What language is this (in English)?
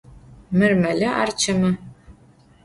Adyghe